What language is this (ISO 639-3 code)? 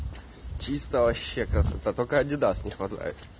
rus